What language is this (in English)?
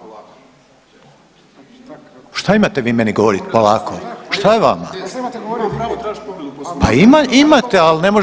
Croatian